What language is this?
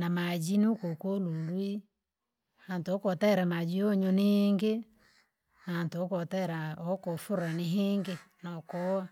Langi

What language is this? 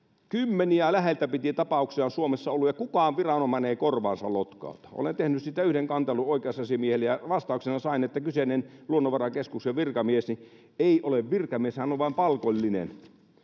Finnish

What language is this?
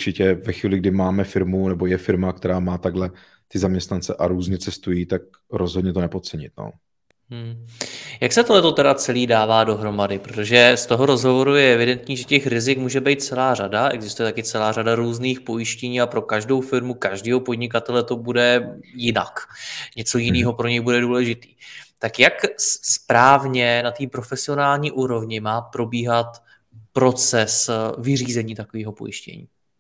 Czech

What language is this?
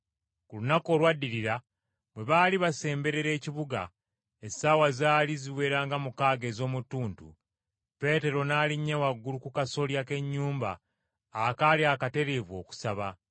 Ganda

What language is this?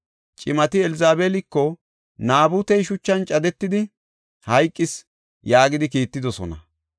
Gofa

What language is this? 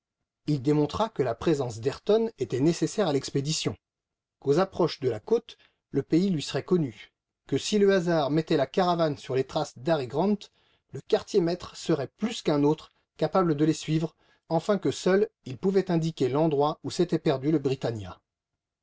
French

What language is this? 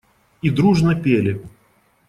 Russian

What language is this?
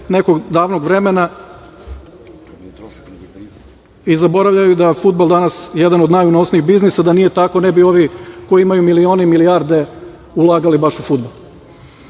Serbian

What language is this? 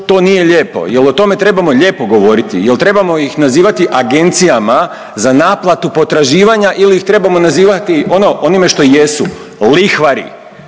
Croatian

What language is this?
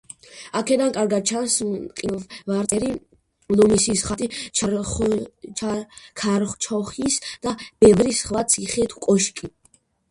Georgian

